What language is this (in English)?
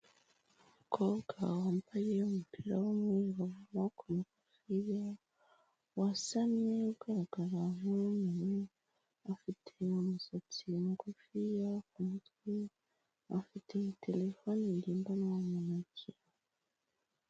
Kinyarwanda